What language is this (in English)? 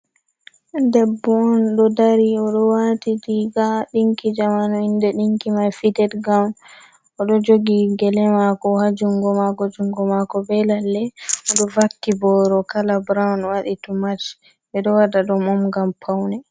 Fula